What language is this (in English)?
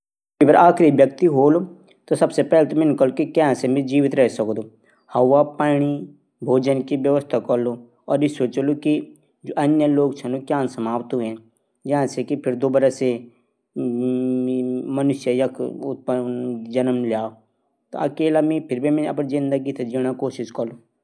Garhwali